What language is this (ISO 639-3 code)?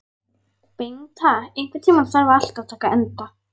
isl